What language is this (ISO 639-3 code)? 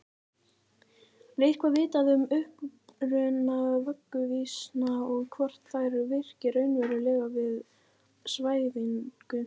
isl